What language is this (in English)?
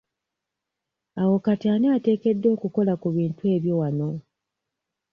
Ganda